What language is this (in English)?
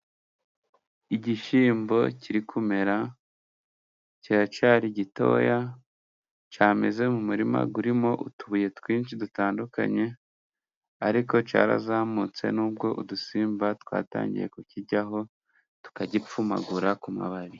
Kinyarwanda